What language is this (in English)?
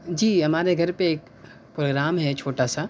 Urdu